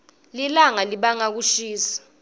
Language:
Swati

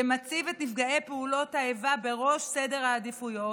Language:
Hebrew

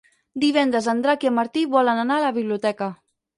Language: Catalan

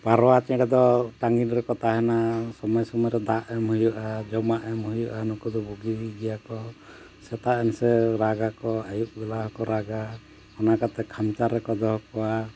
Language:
Santali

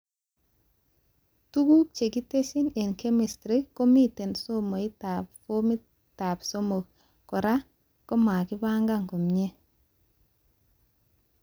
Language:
Kalenjin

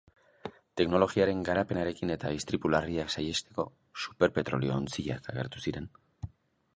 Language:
Basque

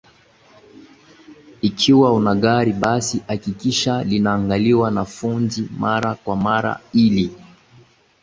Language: Swahili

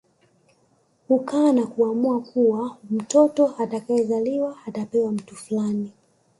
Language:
Swahili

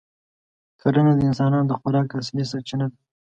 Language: Pashto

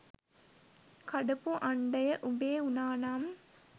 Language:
Sinhala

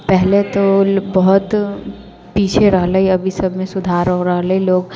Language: Maithili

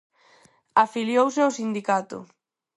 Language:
Galician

